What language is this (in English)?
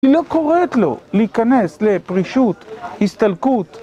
Hebrew